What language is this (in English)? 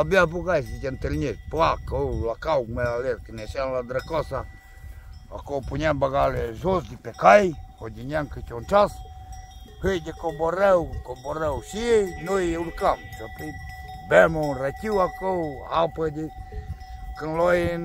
Romanian